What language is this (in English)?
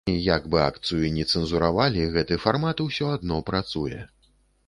Belarusian